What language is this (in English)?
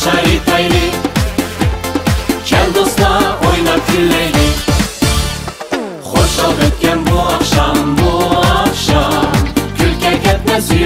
Arabic